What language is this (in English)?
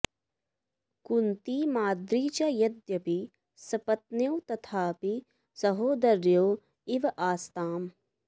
Sanskrit